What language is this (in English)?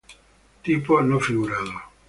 Spanish